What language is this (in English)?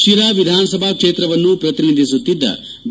Kannada